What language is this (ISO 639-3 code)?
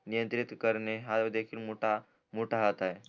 mar